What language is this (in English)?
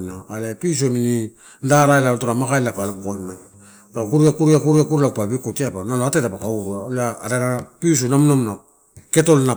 Torau